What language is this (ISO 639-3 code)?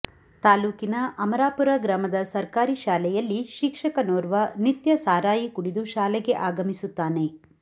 kan